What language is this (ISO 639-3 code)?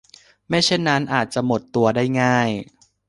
tha